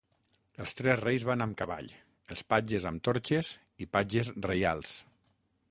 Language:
Catalan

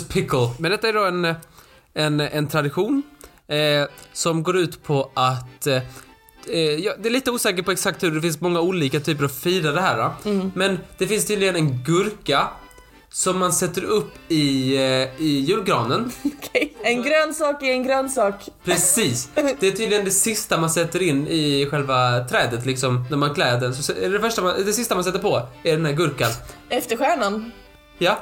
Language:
Swedish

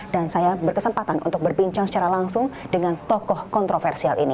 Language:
Indonesian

